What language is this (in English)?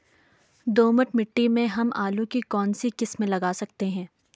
Hindi